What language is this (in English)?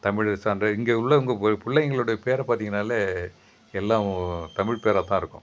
Tamil